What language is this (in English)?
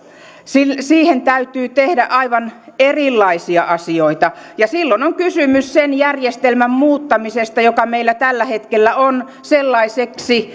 Finnish